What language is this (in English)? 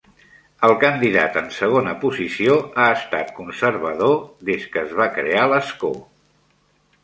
Catalan